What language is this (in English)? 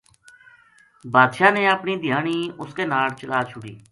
Gujari